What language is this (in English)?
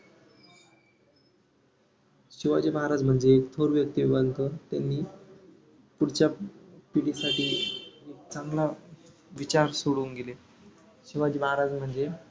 Marathi